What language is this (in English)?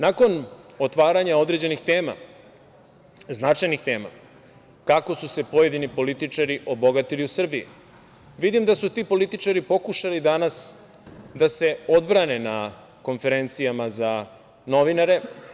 Serbian